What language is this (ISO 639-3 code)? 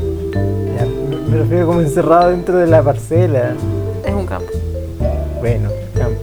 spa